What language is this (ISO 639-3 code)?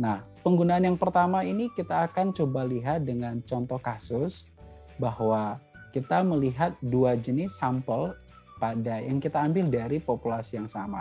ind